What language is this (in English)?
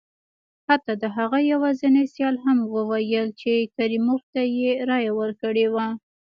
Pashto